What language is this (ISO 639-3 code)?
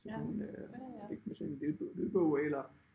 dan